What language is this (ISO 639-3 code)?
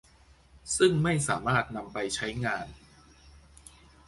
tha